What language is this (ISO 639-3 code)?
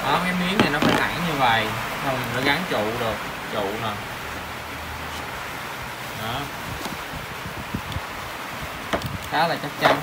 vie